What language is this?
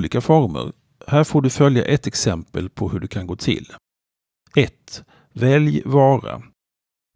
Swedish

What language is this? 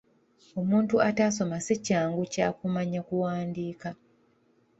Ganda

